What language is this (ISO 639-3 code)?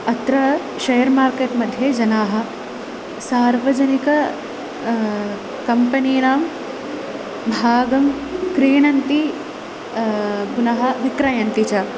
san